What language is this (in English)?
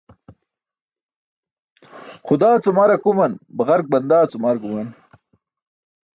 Burushaski